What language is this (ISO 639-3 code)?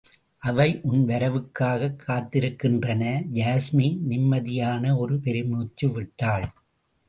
tam